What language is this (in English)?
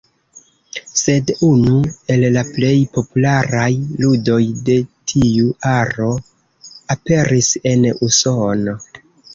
Esperanto